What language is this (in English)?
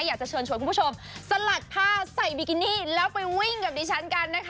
Thai